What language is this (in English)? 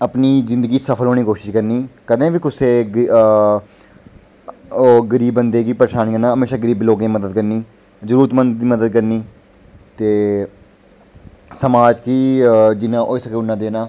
Dogri